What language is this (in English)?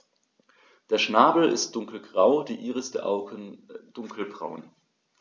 German